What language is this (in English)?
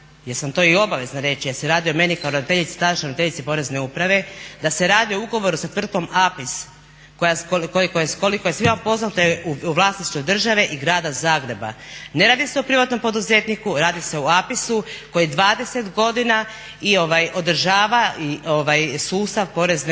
Croatian